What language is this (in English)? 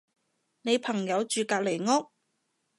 Cantonese